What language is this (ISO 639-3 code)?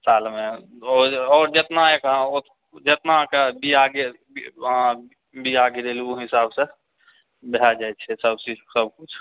mai